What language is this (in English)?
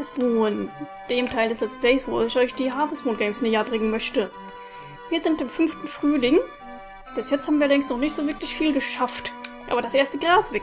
German